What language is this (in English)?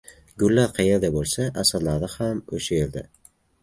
Uzbek